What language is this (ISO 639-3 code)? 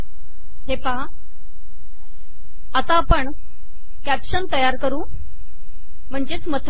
mar